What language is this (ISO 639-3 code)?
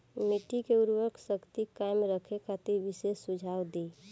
bho